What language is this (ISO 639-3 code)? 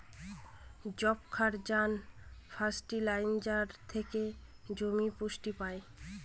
ben